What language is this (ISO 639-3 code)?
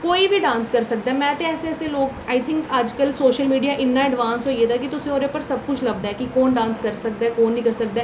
doi